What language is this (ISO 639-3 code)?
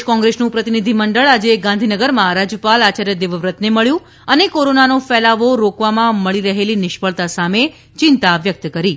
guj